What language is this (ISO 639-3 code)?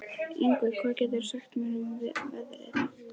isl